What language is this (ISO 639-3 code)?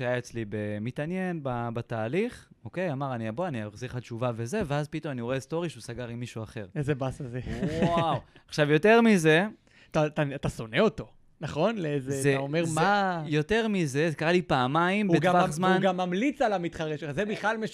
heb